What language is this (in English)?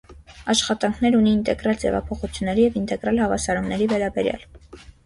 Armenian